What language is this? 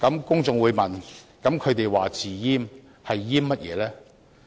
Cantonese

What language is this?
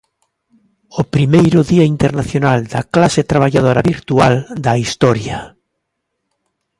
Galician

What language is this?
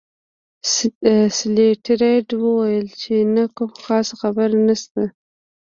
Pashto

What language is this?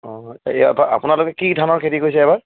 Assamese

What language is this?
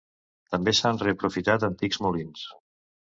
Catalan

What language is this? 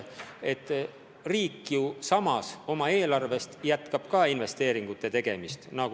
Estonian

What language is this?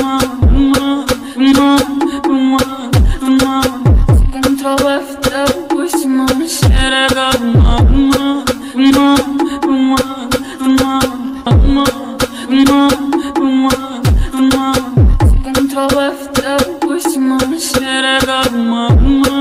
Romanian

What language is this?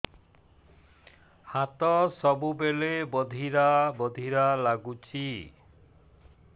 Odia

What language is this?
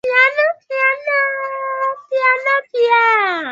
Swahili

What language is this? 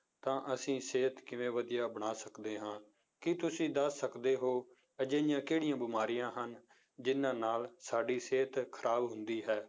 Punjabi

